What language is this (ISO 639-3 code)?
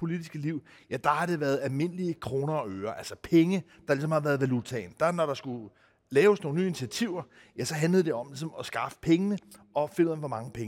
dan